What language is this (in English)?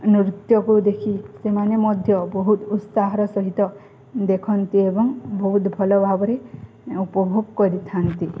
Odia